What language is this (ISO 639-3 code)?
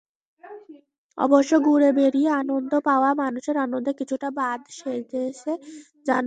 ben